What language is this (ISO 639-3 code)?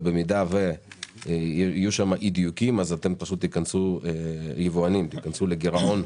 heb